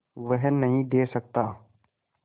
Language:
Hindi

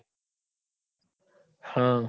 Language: Gujarati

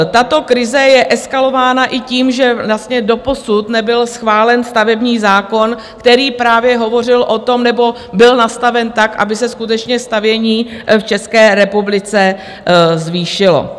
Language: Czech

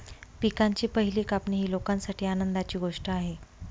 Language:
Marathi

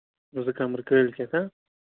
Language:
Kashmiri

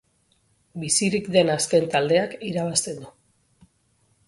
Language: Basque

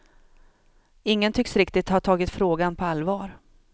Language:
Swedish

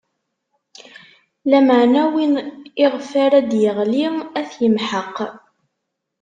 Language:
Kabyle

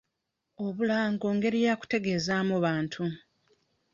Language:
Ganda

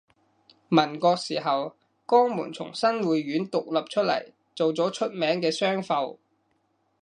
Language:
Cantonese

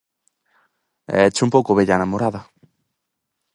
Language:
Galician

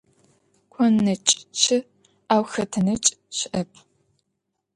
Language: Adyghe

